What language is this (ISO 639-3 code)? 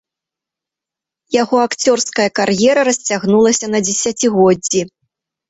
bel